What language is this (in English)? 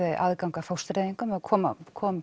Icelandic